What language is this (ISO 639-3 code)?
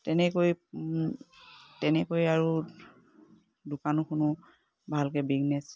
asm